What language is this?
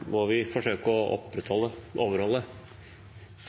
Norwegian Nynorsk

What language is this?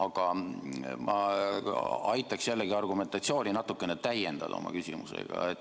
Estonian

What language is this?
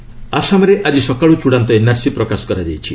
Odia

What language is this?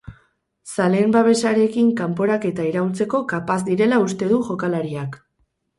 Basque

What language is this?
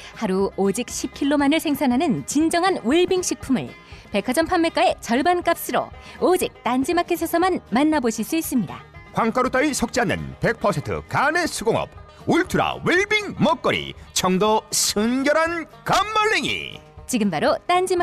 Korean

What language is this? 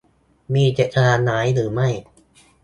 Thai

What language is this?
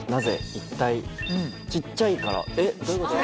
Japanese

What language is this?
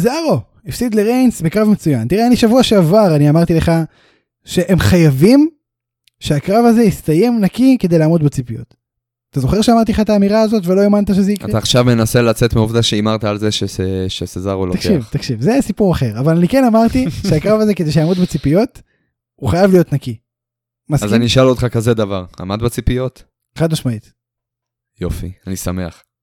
Hebrew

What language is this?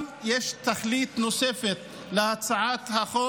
Hebrew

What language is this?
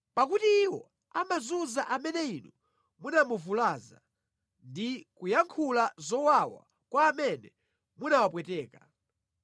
Nyanja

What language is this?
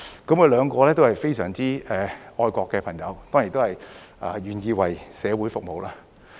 Cantonese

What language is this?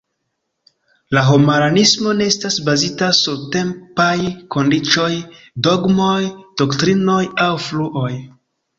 Esperanto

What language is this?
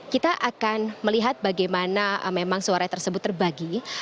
Indonesian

